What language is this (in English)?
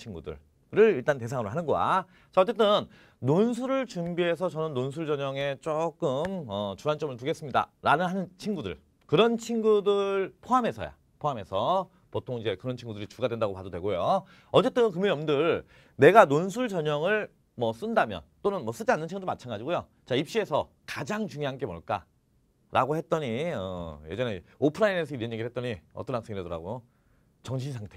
Korean